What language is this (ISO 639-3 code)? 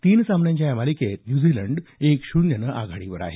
mar